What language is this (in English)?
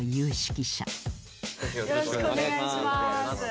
Japanese